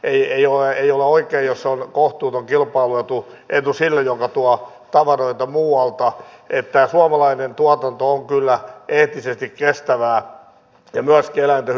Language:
Finnish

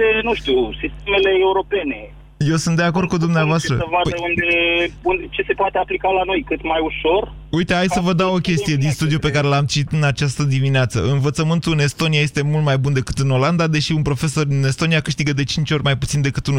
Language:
Romanian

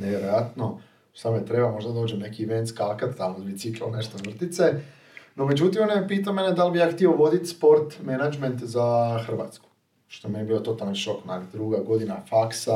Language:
Croatian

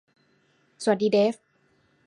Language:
Thai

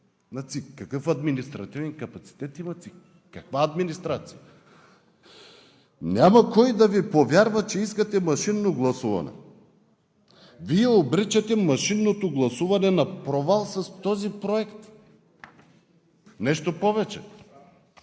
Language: Bulgarian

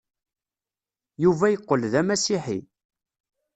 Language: Kabyle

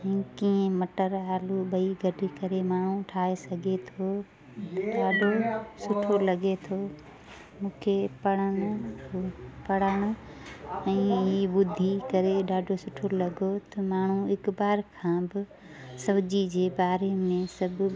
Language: Sindhi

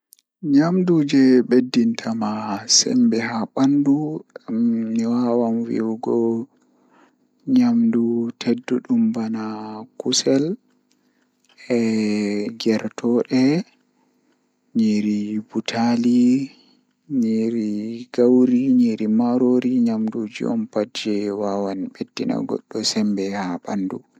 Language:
Fula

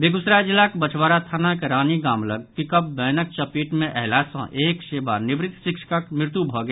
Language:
Maithili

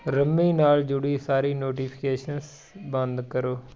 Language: Punjabi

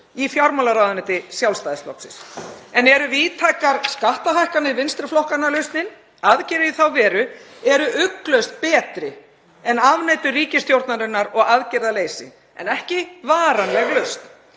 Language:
Icelandic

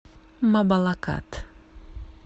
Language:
Russian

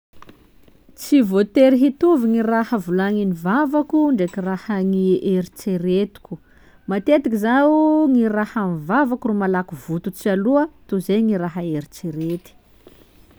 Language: Sakalava Malagasy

